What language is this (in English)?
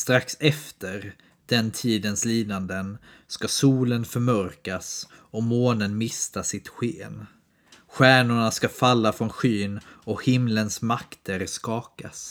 Swedish